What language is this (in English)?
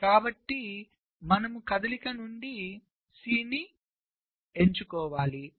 Telugu